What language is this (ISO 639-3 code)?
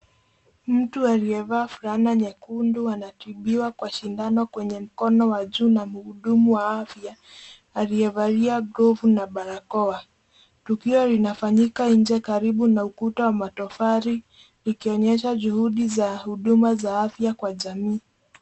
swa